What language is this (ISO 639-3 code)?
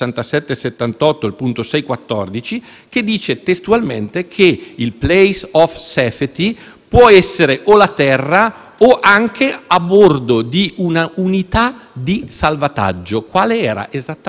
ita